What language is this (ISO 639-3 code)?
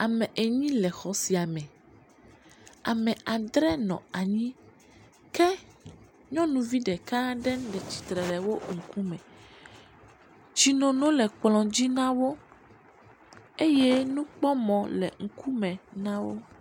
ewe